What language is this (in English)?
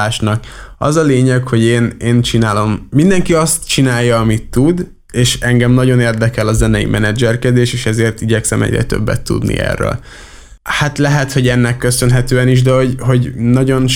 Hungarian